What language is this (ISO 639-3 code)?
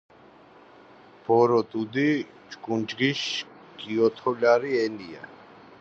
kat